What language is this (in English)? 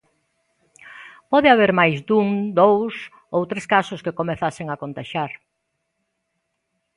Galician